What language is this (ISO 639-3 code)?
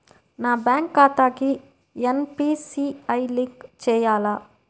tel